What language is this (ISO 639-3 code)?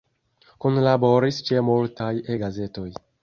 epo